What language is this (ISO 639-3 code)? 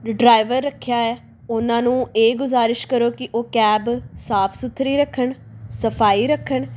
pan